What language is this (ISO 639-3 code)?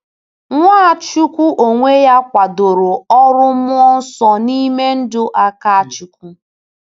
ibo